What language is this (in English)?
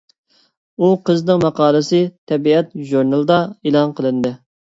Uyghur